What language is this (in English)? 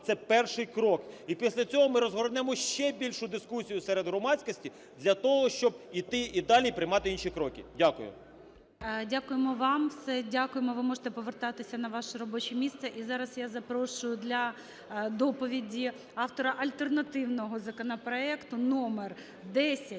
Ukrainian